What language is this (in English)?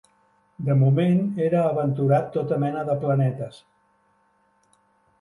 Catalan